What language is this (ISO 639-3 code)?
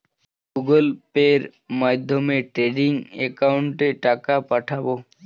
ben